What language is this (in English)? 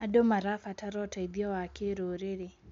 Kikuyu